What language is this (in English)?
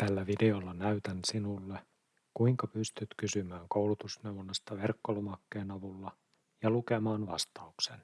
Finnish